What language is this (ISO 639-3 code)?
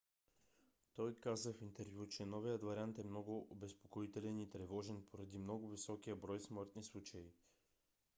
bul